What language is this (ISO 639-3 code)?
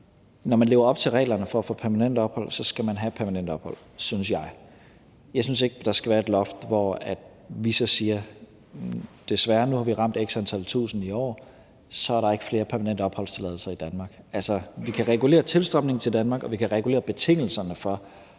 dan